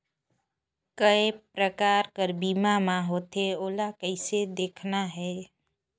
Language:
Chhattisgarhi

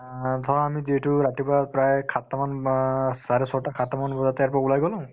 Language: Assamese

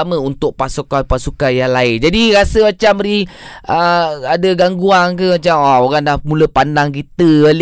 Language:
Malay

